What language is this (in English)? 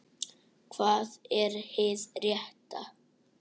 Icelandic